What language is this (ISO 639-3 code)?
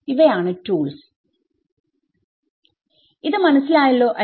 mal